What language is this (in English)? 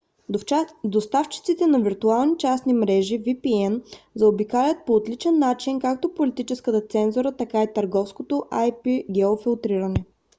Bulgarian